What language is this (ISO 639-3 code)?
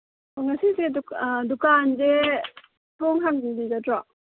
mni